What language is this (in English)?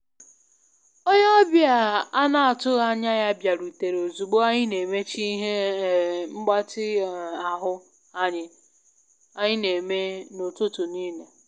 Igbo